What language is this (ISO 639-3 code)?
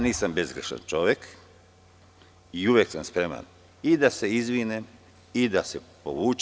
srp